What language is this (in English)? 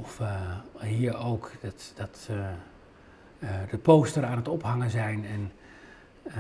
Dutch